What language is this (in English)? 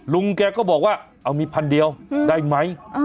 Thai